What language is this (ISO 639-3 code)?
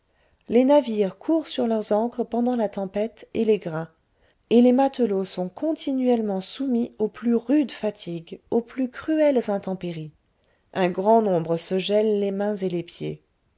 fra